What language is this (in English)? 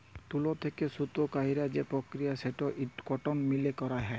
Bangla